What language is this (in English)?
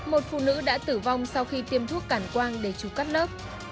Vietnamese